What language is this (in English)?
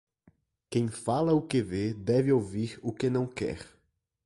Portuguese